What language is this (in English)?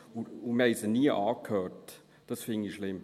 Swiss German